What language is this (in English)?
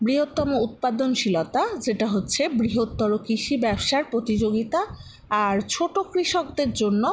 Bangla